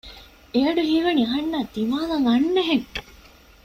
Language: Divehi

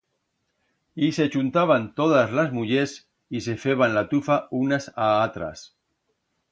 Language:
Aragonese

